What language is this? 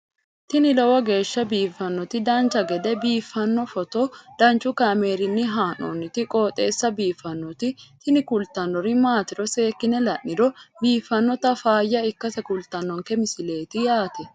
Sidamo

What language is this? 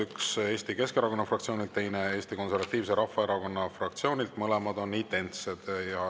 Estonian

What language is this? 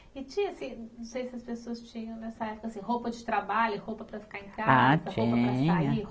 Portuguese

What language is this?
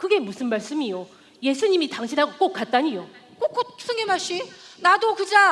Korean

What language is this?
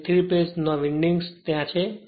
Gujarati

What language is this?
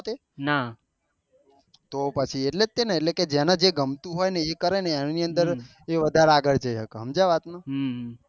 Gujarati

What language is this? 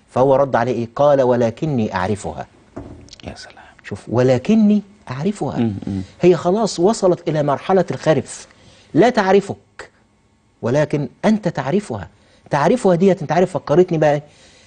Arabic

